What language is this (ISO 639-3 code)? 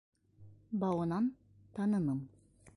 bak